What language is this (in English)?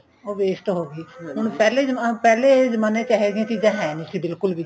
Punjabi